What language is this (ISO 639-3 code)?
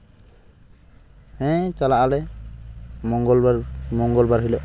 sat